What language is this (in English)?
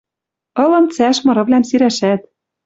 Western Mari